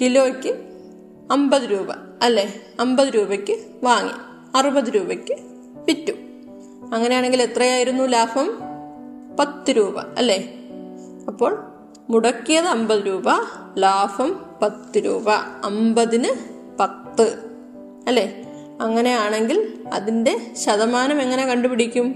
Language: Malayalam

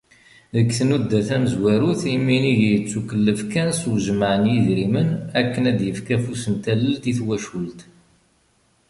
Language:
Kabyle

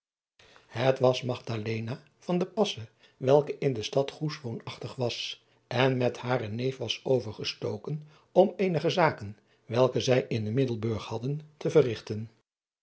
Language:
Dutch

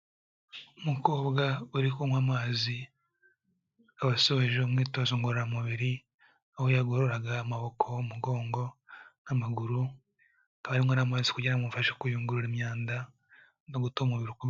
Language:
Kinyarwanda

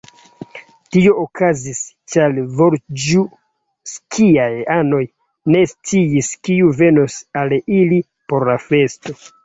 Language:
Esperanto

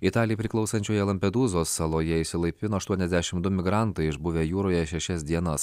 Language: Lithuanian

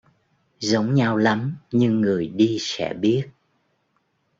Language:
Vietnamese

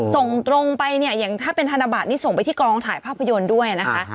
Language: Thai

